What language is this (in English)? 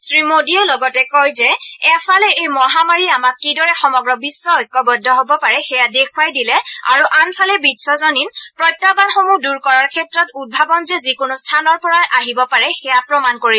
Assamese